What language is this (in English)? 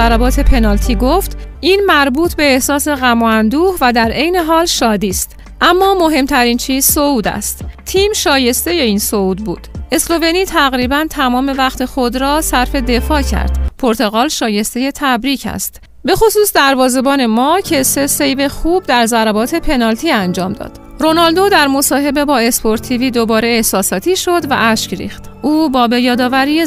Persian